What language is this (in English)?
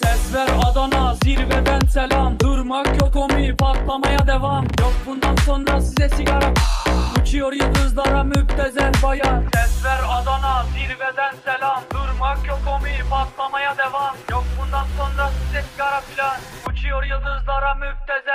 Turkish